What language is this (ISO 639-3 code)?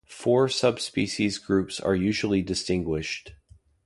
eng